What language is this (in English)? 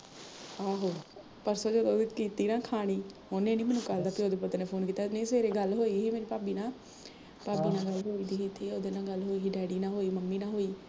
Punjabi